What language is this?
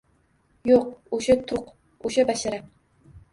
Uzbek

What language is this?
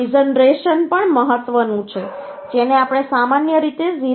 Gujarati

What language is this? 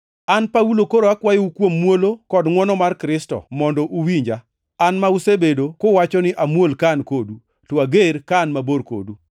Luo (Kenya and Tanzania)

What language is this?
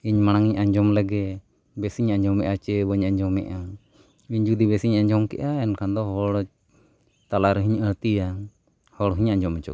Santali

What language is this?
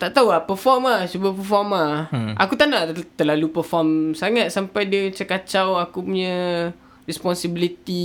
Malay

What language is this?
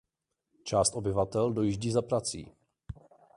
Czech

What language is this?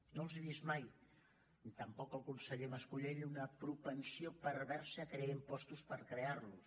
Catalan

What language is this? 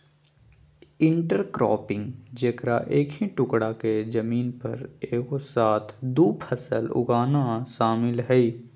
Magahi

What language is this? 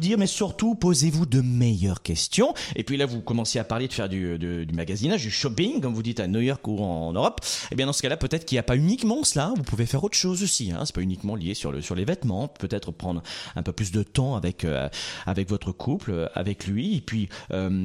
French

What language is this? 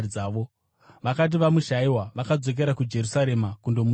Shona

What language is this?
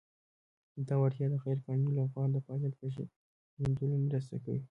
Pashto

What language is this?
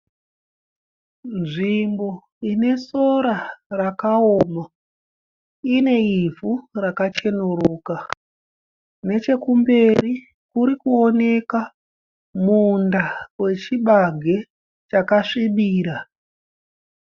Shona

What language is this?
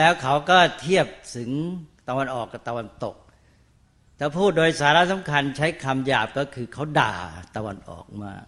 Thai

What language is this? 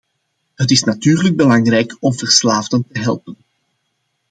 Dutch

